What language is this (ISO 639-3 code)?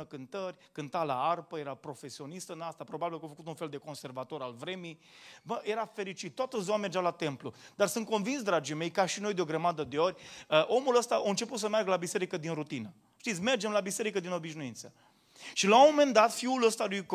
ron